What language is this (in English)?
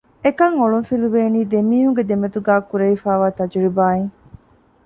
Divehi